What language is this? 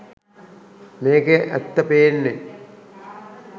Sinhala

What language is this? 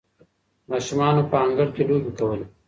Pashto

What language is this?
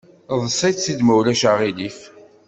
Kabyle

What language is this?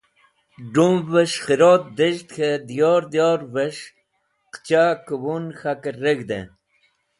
Wakhi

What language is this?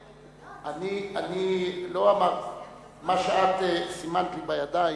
Hebrew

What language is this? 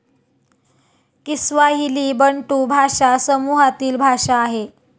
Marathi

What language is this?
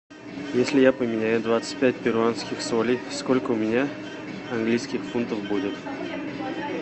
Russian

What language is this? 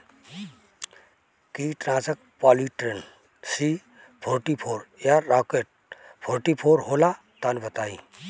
Bhojpuri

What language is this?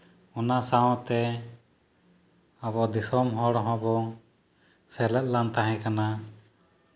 Santali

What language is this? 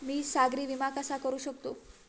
Marathi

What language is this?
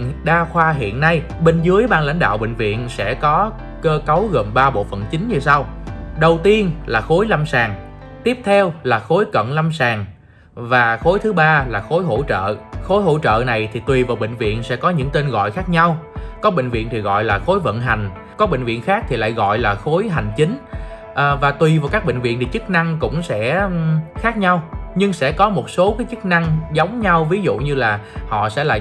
Vietnamese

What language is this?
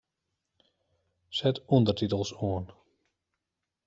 Western Frisian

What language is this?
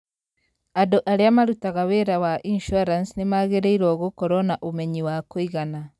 Kikuyu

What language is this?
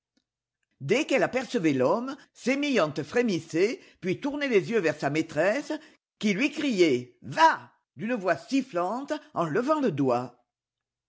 French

